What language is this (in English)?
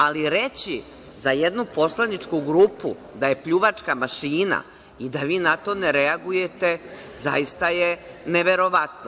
Serbian